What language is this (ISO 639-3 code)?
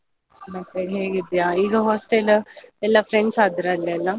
kan